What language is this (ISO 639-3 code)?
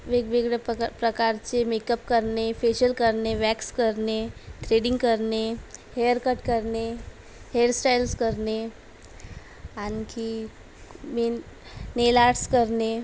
mar